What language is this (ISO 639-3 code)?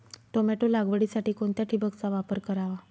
mar